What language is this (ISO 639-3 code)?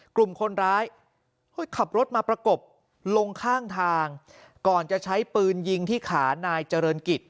tha